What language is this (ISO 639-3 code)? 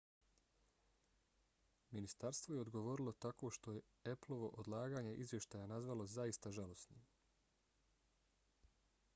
bos